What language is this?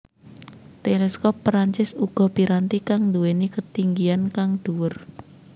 Javanese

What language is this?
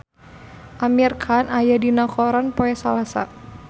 Sundanese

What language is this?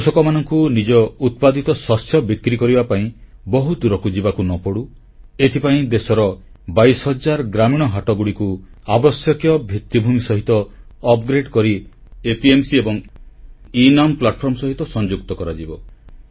Odia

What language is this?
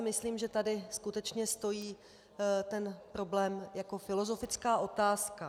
Czech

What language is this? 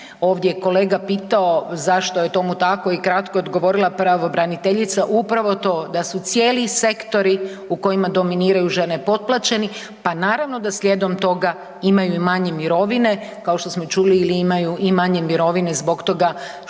Croatian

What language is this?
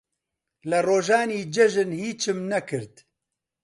Central Kurdish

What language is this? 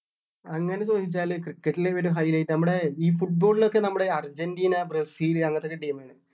Malayalam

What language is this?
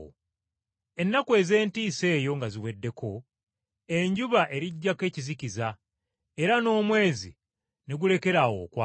Ganda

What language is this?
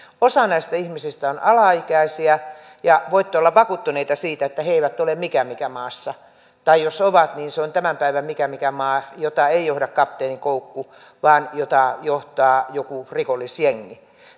Finnish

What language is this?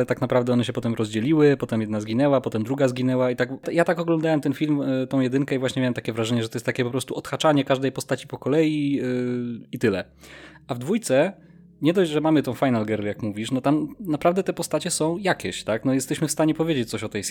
Polish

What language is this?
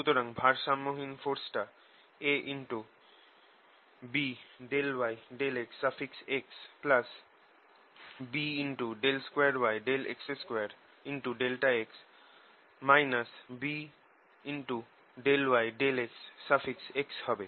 Bangla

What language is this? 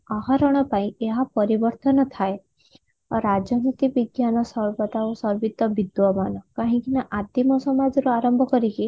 Odia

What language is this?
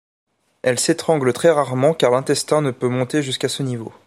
French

